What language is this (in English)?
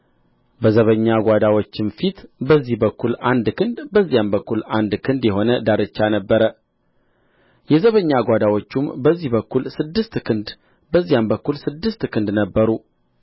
Amharic